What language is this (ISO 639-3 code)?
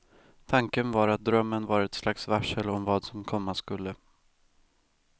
swe